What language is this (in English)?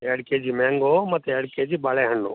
Kannada